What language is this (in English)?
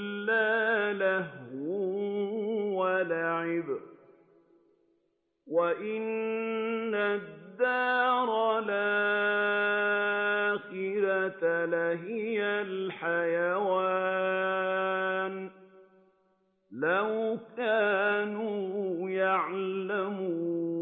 Arabic